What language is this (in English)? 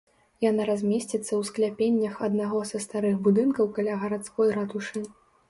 Belarusian